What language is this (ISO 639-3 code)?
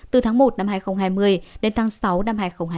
vie